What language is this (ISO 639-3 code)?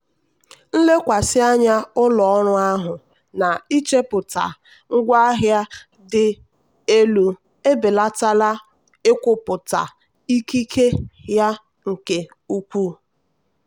ibo